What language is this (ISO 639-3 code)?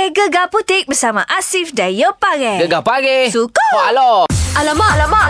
msa